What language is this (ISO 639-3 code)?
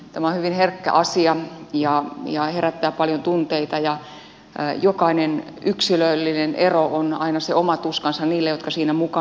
fin